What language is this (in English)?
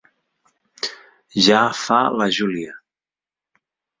Catalan